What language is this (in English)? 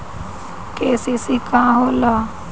Bhojpuri